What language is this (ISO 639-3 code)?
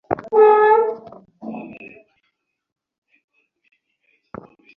ben